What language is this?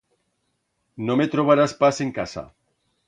Aragonese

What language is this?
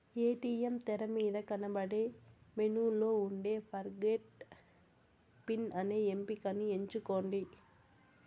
Telugu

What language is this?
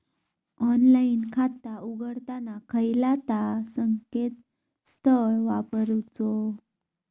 Marathi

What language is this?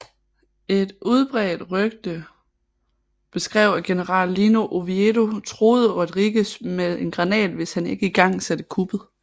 Danish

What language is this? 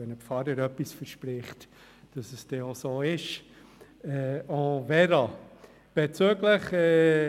Swiss German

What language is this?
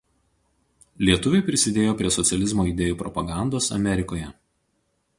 Lithuanian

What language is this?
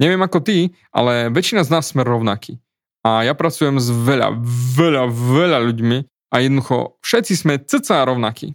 Slovak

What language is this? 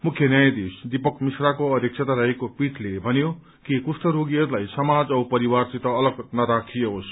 Nepali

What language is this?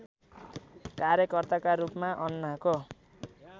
Nepali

